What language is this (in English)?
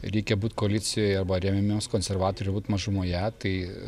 Lithuanian